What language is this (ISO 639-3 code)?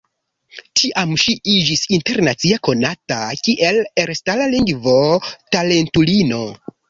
epo